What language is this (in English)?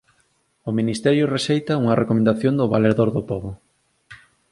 Galician